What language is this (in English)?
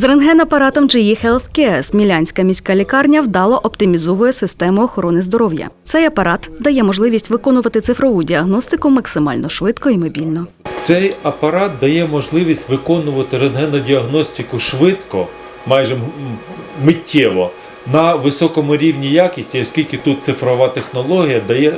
Ukrainian